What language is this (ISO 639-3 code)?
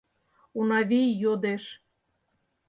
chm